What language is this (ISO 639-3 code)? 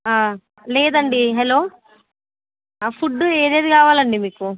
tel